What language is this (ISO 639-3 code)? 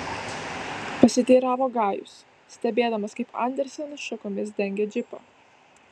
lit